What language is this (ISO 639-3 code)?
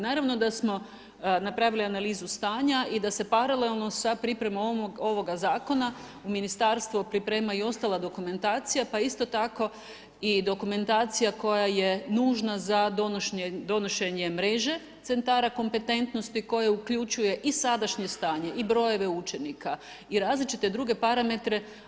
hrv